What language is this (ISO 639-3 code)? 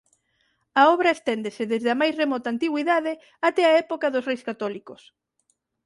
glg